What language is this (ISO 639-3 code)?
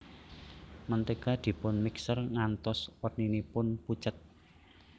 jav